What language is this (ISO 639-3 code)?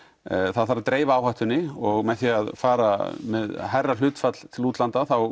isl